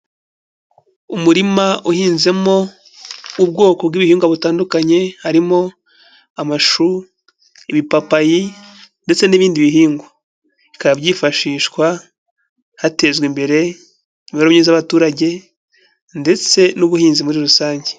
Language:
Kinyarwanda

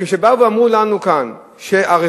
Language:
Hebrew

